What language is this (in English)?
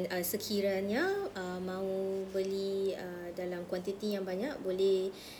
Malay